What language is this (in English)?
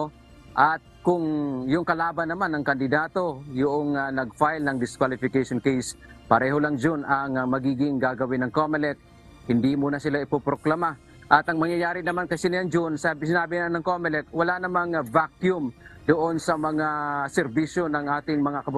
Filipino